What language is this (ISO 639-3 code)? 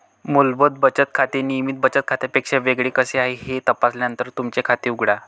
mar